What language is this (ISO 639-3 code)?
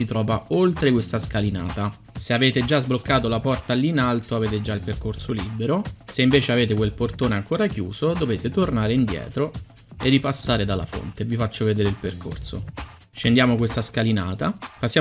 ita